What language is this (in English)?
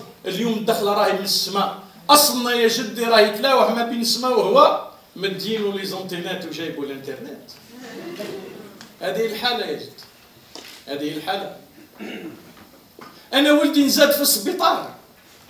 Arabic